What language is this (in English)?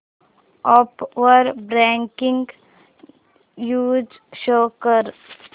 Marathi